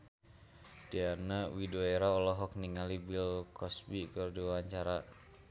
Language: Sundanese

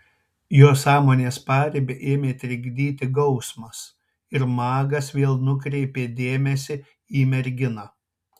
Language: Lithuanian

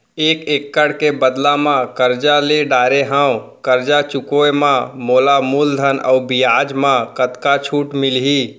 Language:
Chhattisgarhi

